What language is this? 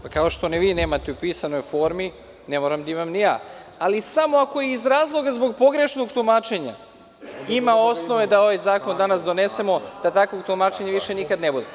Serbian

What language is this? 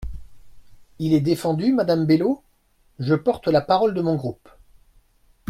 French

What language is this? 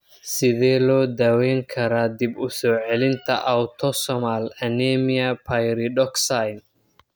Somali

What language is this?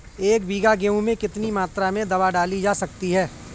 Hindi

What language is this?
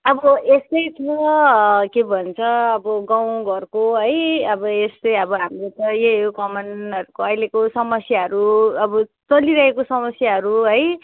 Nepali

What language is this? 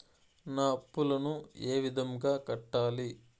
Telugu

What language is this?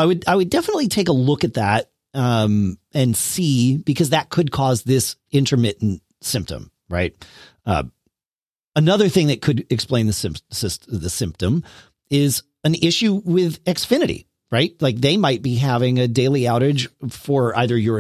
English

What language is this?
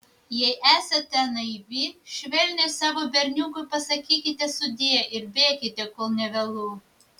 Lithuanian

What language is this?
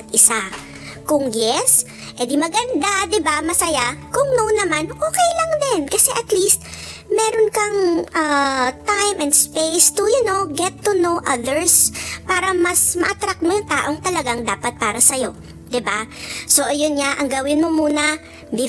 Filipino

